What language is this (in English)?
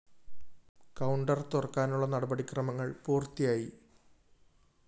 Malayalam